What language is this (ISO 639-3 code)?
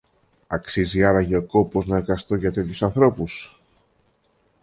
ell